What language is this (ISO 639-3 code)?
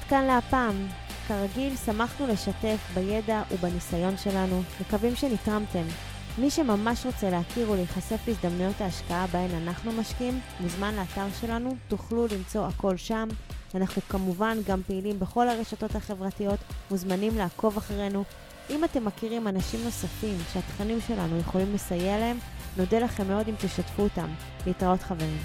heb